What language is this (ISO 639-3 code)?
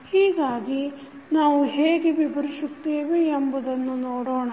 kan